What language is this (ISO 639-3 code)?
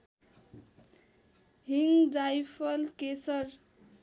nep